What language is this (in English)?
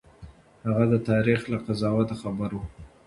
Pashto